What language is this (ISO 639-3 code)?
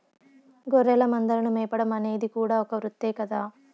tel